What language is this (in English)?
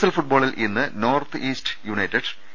Malayalam